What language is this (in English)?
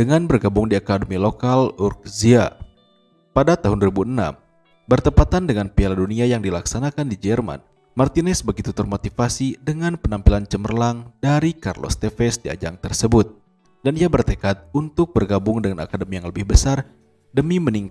Indonesian